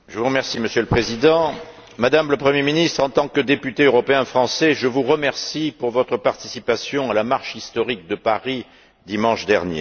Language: French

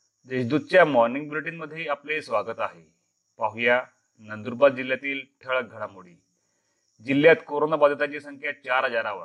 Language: Marathi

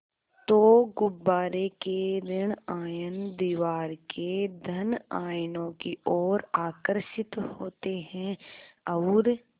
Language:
Hindi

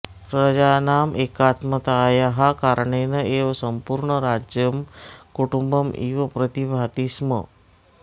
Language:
Sanskrit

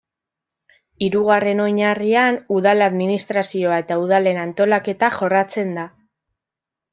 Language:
Basque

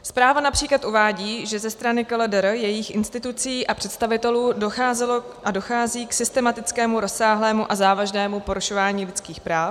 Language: Czech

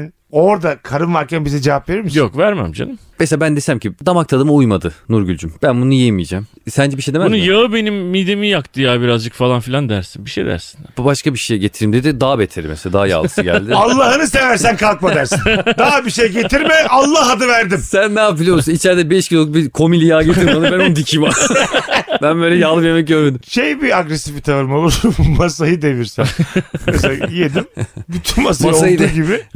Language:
Turkish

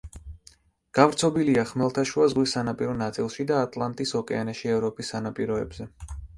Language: Georgian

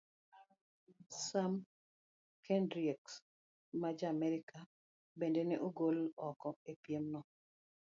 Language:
Luo (Kenya and Tanzania)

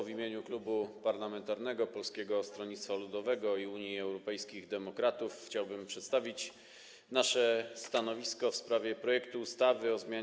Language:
Polish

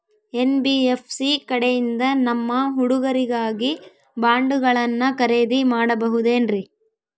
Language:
Kannada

